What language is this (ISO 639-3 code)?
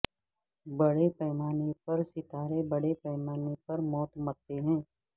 urd